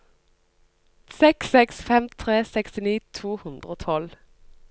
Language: Norwegian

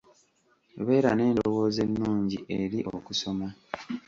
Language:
Ganda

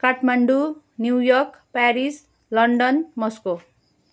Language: Nepali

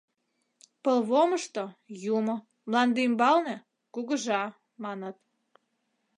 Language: Mari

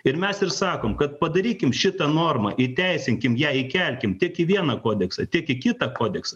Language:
Lithuanian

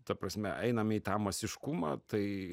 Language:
Lithuanian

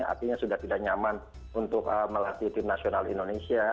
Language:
Indonesian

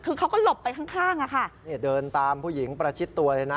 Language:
Thai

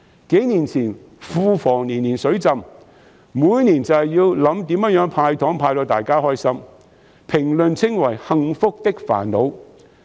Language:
Cantonese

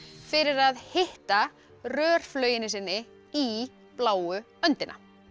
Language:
Icelandic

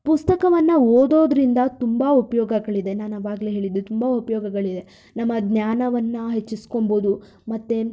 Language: Kannada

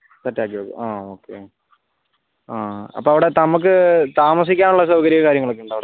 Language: Malayalam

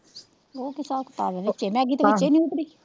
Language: Punjabi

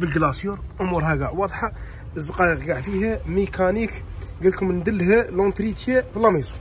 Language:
Arabic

